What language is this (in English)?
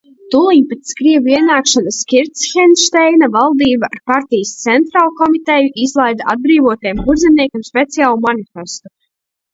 Latvian